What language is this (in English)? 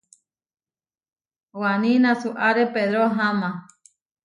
Huarijio